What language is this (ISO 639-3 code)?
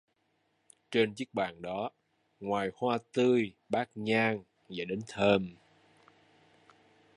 vie